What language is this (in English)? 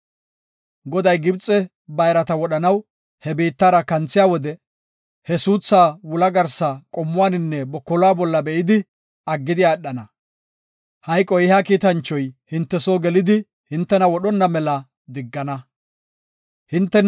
Gofa